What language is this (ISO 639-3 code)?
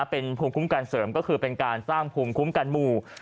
tha